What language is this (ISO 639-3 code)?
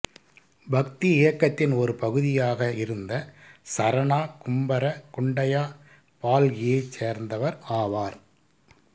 tam